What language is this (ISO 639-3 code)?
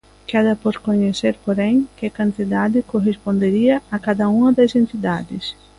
glg